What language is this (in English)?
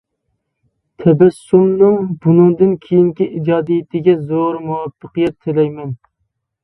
Uyghur